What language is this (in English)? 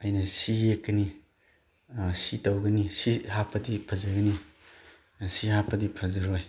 Manipuri